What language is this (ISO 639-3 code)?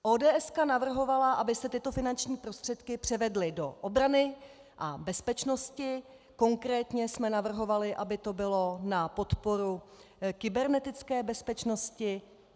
ces